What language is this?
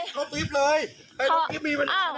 Thai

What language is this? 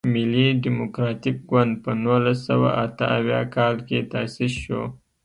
Pashto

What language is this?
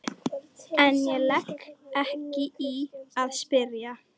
Icelandic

